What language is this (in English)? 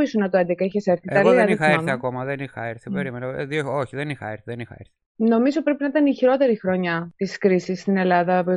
Greek